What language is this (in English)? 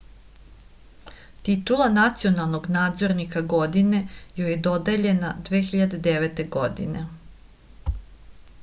Serbian